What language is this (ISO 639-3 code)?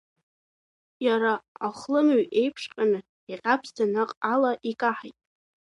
abk